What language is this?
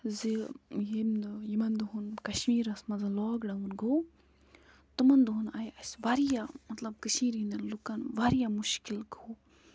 Kashmiri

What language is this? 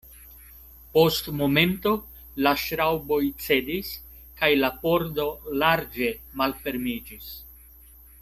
Esperanto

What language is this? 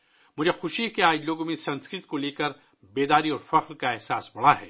Urdu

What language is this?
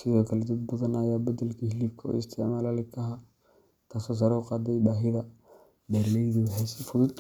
Somali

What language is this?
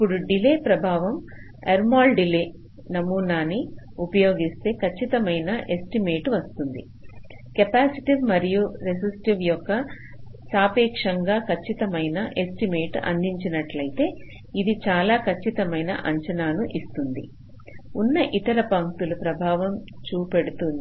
Telugu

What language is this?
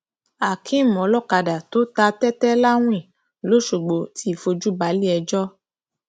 Yoruba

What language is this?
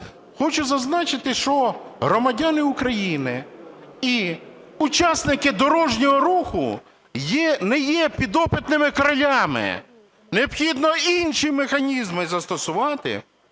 Ukrainian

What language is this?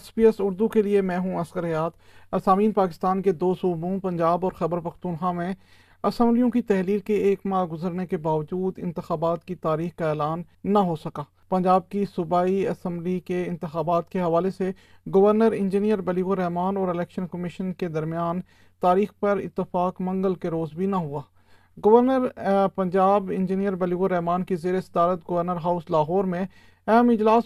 Urdu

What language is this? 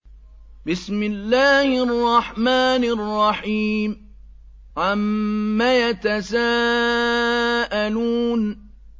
Arabic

